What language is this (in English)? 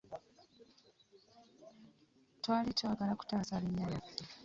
Ganda